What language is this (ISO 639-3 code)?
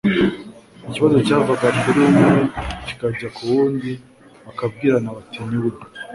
kin